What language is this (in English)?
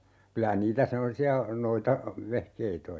Finnish